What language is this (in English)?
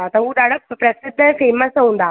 Sindhi